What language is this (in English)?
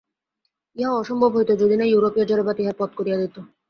Bangla